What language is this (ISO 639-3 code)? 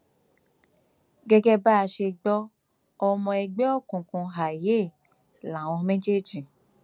yor